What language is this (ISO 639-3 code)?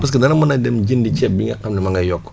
wol